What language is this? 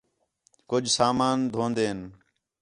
Khetrani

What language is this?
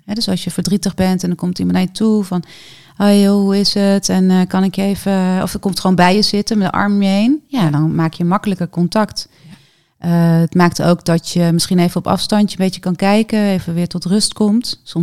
Dutch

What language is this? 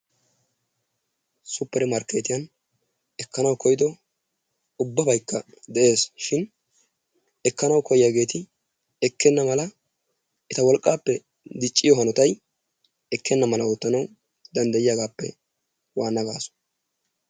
Wolaytta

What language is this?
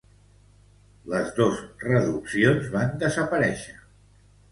Catalan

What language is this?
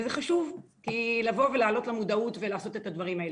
Hebrew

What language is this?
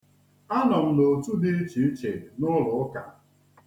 Igbo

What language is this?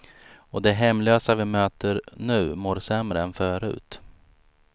Swedish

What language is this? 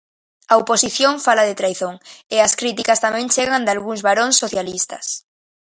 Galician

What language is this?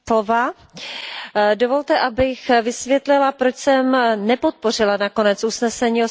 Czech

